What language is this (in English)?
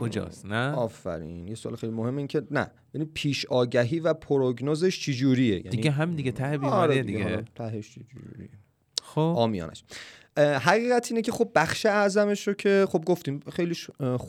Persian